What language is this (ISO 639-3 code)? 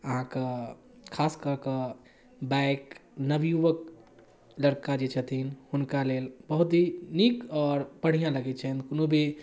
mai